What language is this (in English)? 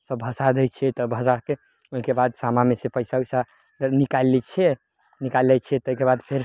Maithili